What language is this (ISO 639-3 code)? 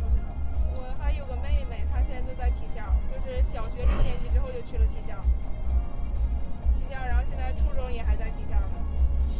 zho